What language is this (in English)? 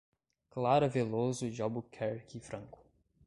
Portuguese